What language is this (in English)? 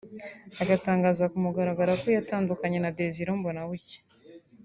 Kinyarwanda